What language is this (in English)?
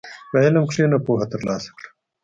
Pashto